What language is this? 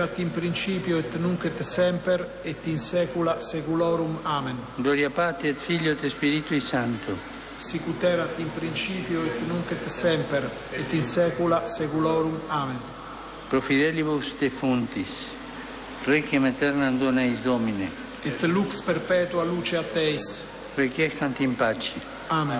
Slovak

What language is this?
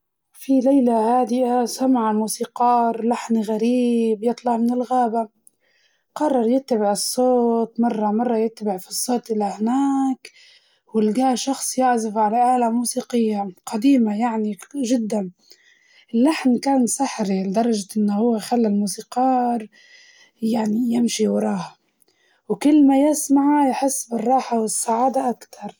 Libyan Arabic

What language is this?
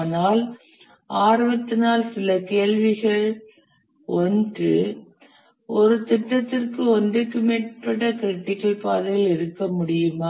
Tamil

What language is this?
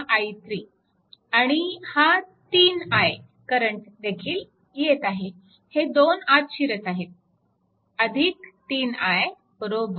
Marathi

